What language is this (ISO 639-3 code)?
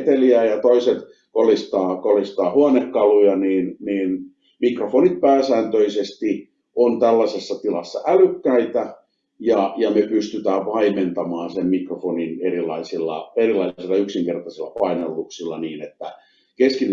fin